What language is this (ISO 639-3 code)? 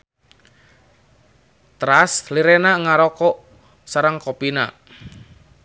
sun